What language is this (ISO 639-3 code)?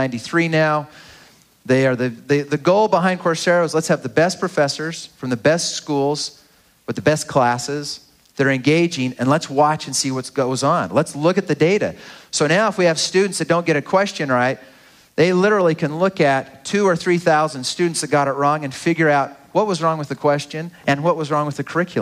eng